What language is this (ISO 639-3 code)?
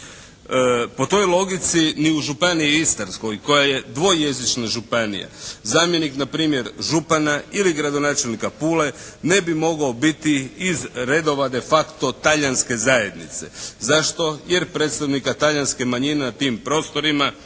hrv